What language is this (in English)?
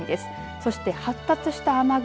Japanese